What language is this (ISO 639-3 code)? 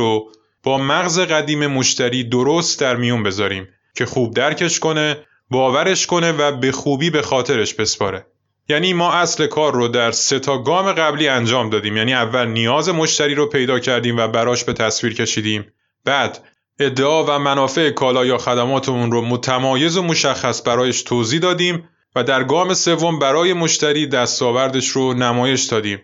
fas